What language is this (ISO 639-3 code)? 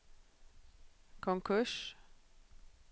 swe